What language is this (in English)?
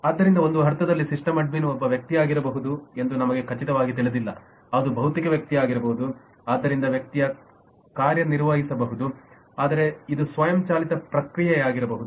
Kannada